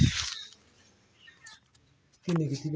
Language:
Dogri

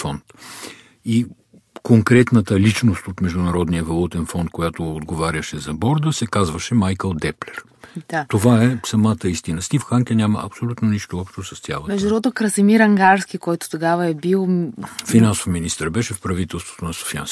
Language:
Bulgarian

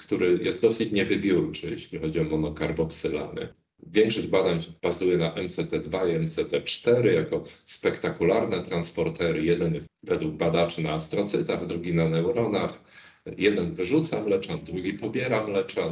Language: Polish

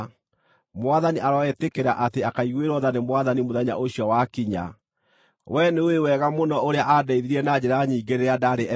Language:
Kikuyu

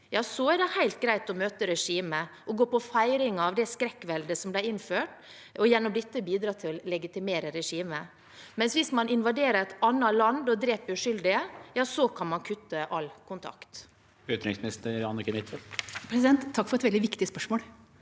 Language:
Norwegian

